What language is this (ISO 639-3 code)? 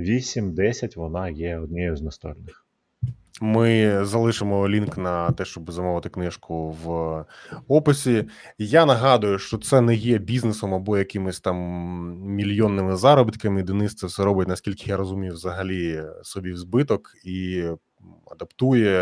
ukr